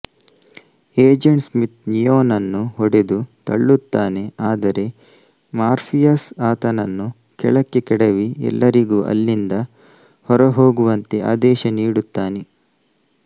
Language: Kannada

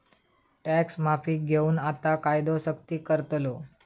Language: Marathi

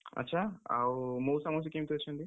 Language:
Odia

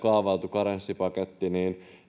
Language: Finnish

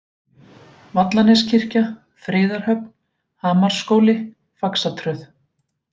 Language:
Icelandic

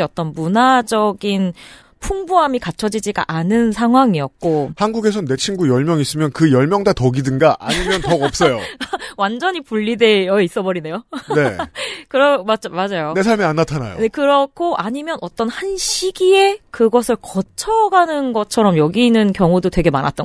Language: Korean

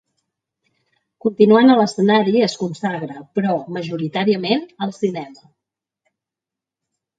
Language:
Catalan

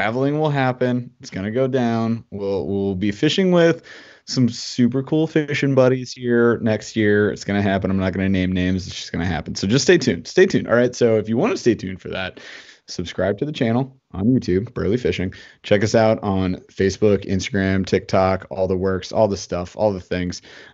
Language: English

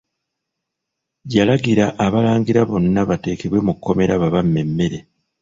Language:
Ganda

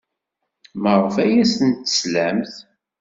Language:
Kabyle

